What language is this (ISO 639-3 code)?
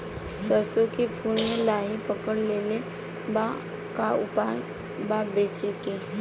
bho